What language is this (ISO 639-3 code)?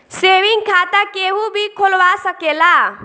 bho